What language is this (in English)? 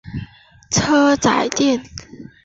Chinese